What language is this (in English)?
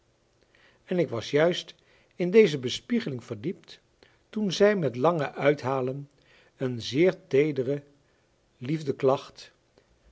Dutch